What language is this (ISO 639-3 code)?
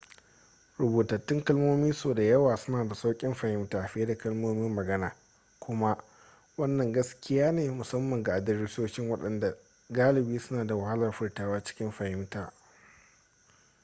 hau